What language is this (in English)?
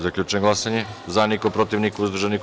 Serbian